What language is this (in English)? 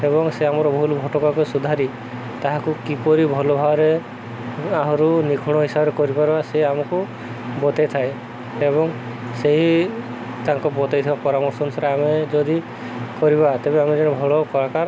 Odia